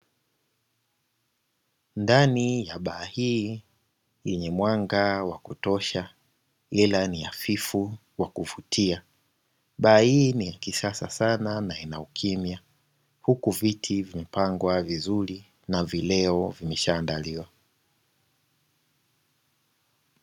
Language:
Swahili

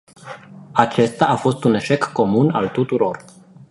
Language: Romanian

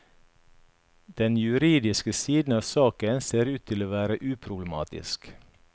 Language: Norwegian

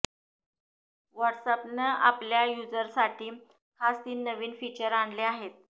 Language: Marathi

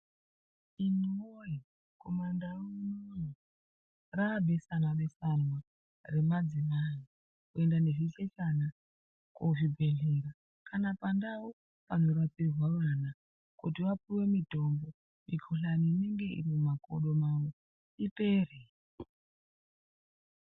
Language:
Ndau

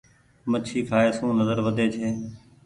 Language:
Goaria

